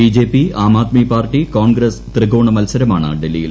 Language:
Malayalam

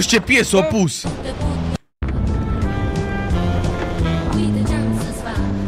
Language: Romanian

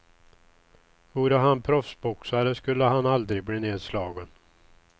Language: Swedish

